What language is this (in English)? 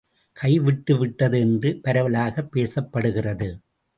Tamil